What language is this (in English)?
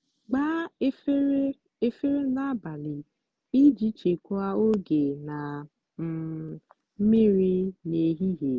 Igbo